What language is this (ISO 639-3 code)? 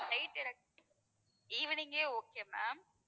tam